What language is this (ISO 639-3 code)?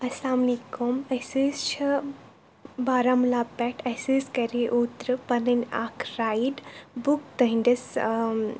kas